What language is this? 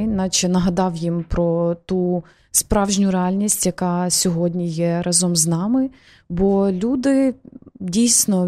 Ukrainian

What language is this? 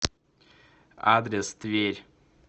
Russian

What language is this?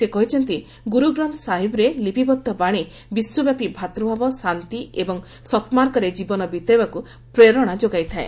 Odia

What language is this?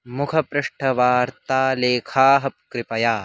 Sanskrit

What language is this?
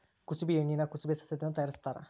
Kannada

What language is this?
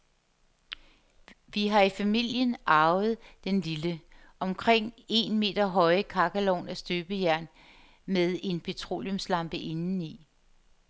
Danish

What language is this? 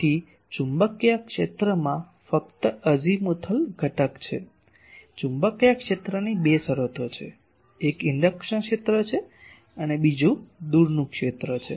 Gujarati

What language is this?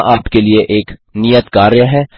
Hindi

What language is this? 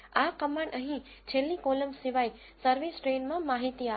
Gujarati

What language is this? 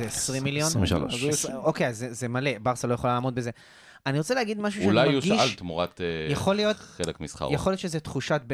Hebrew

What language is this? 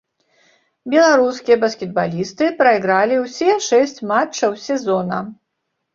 Belarusian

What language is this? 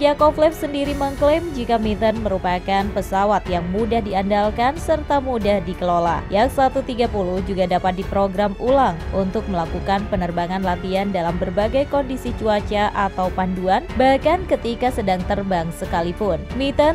Indonesian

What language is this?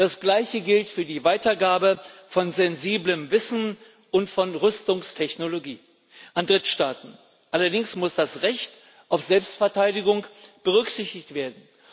German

